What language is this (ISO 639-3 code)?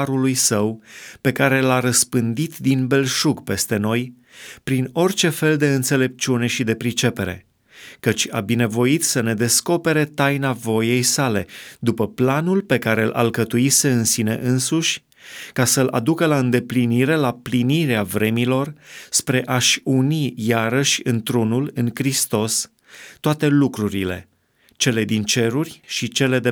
ron